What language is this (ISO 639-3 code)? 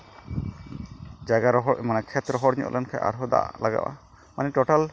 sat